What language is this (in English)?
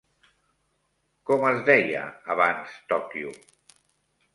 Catalan